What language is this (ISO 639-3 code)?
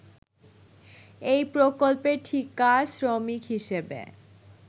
ben